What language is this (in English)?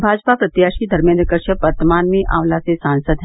Hindi